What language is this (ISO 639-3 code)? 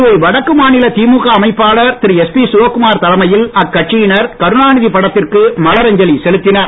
tam